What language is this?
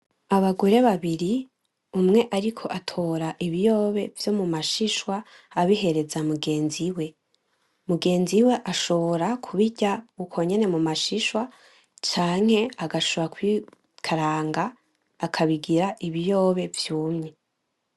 Rundi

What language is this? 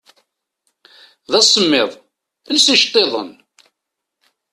Kabyle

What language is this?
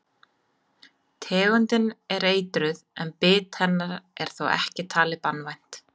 Icelandic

